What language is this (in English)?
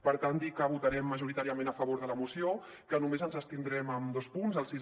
Catalan